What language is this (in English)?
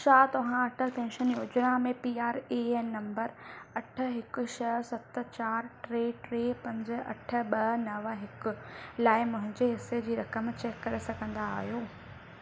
Sindhi